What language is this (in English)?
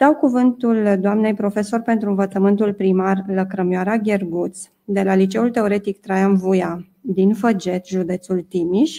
Romanian